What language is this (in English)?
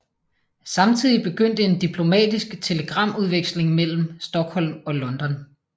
Danish